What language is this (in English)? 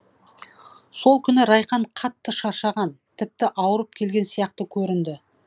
Kazakh